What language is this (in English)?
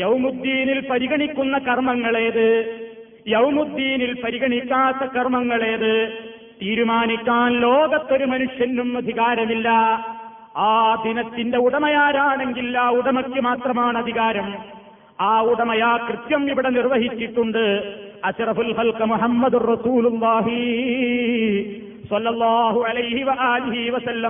Malayalam